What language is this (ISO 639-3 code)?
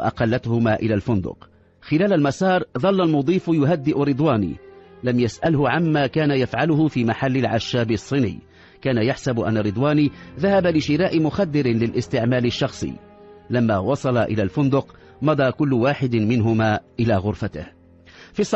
ara